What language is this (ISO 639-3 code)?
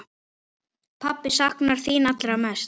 isl